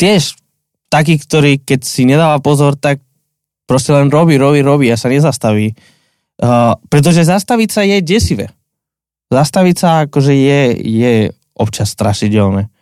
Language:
Slovak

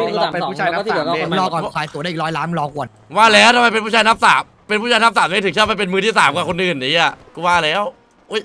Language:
Thai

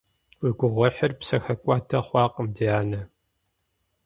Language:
Kabardian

